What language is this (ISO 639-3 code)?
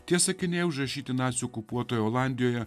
lit